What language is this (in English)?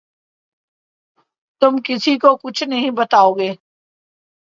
Urdu